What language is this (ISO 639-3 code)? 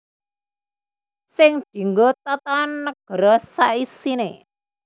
jav